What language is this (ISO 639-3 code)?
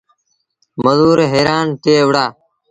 sbn